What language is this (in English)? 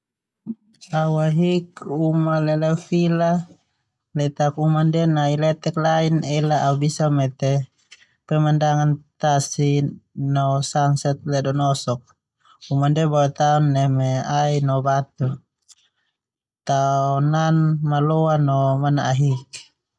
Termanu